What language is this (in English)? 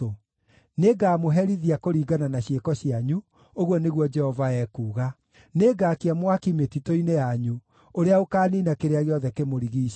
Kikuyu